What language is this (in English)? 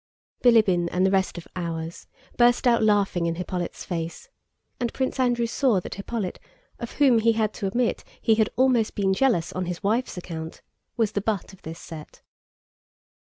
English